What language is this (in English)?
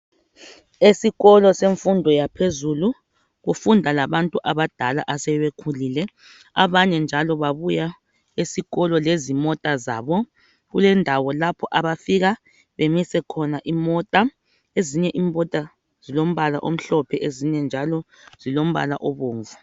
North Ndebele